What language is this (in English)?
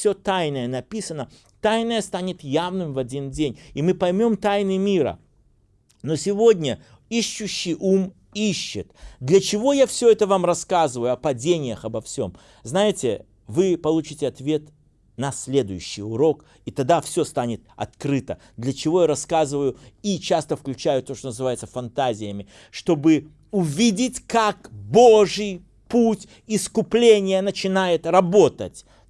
Russian